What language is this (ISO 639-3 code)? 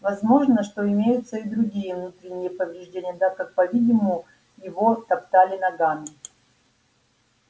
rus